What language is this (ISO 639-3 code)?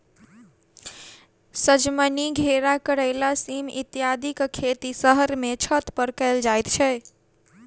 mai